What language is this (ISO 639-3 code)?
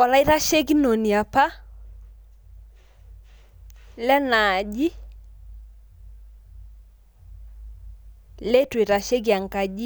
mas